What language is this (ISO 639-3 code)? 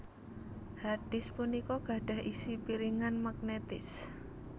jav